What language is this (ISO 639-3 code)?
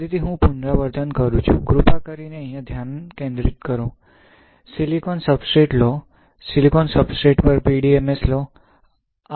guj